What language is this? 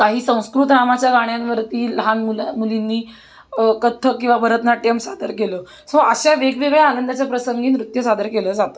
Marathi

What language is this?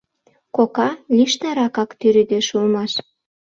Mari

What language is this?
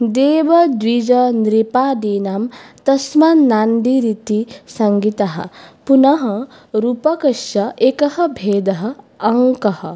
Sanskrit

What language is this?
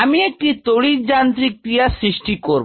Bangla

